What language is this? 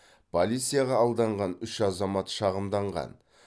Kazakh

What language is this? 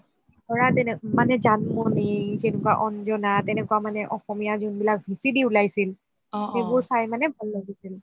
Assamese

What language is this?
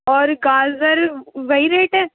Urdu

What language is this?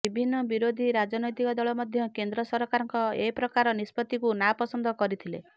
Odia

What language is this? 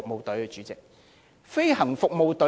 Cantonese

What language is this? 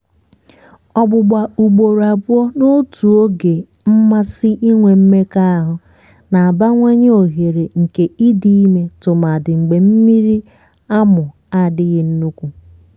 Igbo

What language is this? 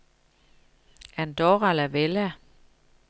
Danish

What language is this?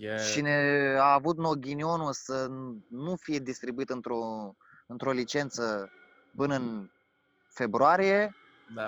Romanian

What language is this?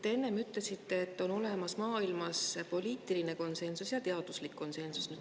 Estonian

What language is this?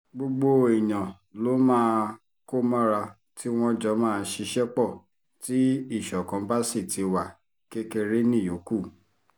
Yoruba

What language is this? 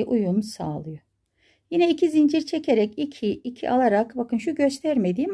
Turkish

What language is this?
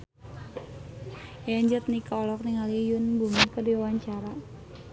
Sundanese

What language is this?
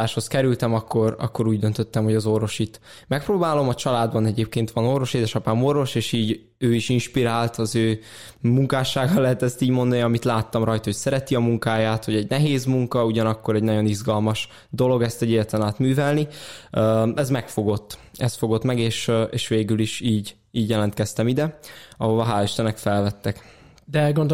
Hungarian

